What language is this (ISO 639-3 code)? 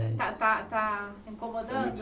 por